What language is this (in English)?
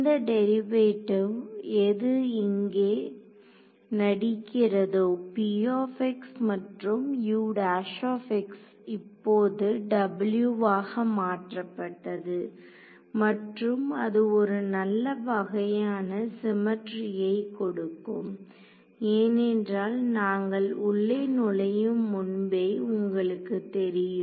Tamil